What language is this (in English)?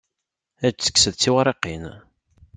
Kabyle